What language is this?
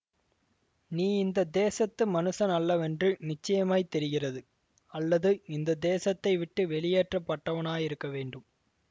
Tamil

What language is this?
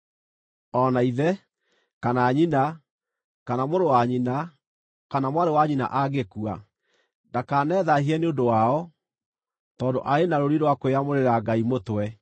Kikuyu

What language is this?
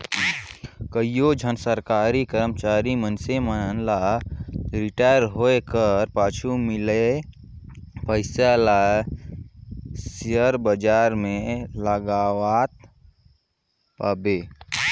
Chhattisgarhi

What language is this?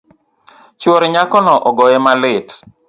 Luo (Kenya and Tanzania)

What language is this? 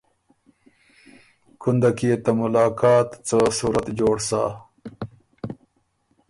Ormuri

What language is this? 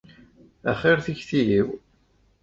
Kabyle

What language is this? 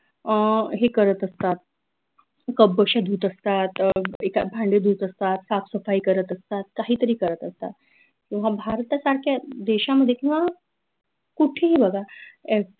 Marathi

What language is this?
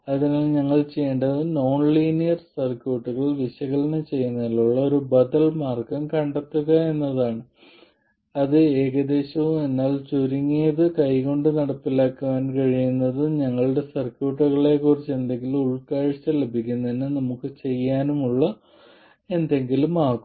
Malayalam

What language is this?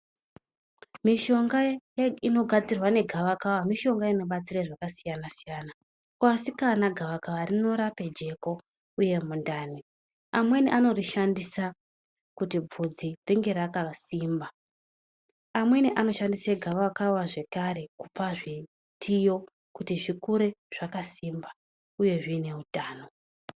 Ndau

